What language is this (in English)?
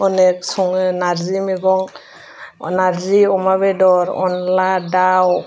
Bodo